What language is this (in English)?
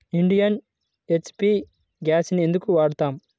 Telugu